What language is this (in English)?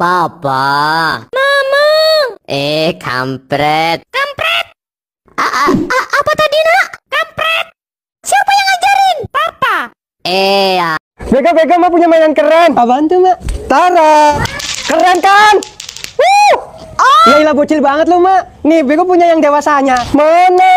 Indonesian